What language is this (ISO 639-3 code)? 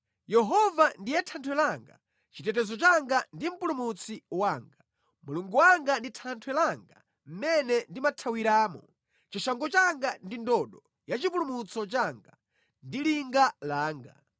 nya